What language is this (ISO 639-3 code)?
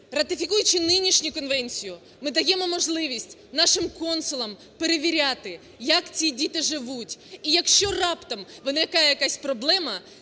ukr